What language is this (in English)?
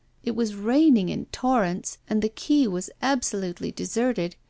English